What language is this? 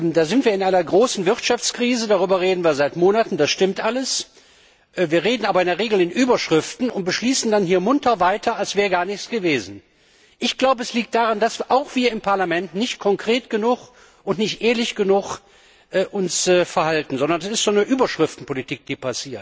German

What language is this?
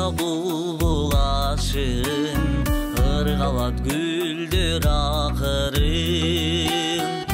Turkish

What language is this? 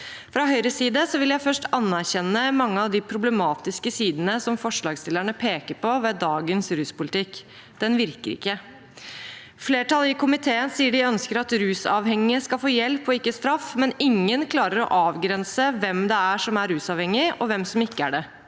Norwegian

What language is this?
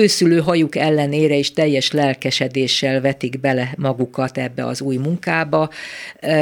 Hungarian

